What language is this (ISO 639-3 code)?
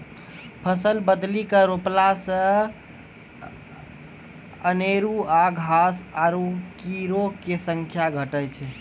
mai